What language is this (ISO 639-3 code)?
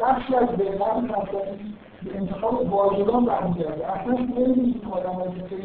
fas